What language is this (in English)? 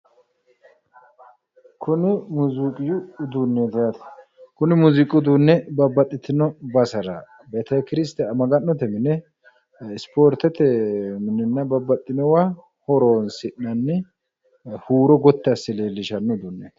Sidamo